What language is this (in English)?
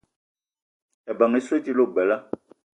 Eton (Cameroon)